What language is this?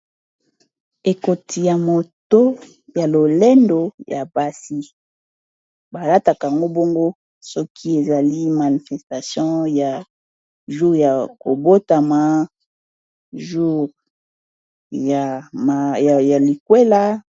Lingala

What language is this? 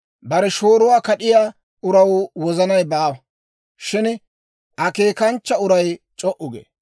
Dawro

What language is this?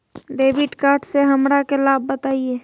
Magahi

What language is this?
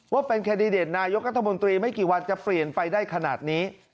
Thai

